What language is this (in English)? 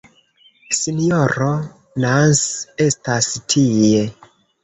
Esperanto